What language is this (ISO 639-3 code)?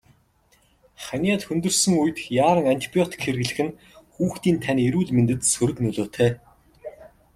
mon